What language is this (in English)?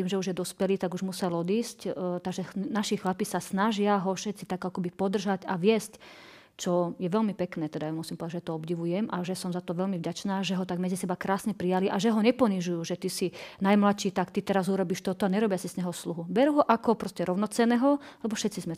Slovak